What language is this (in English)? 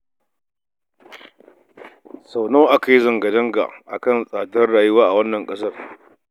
Hausa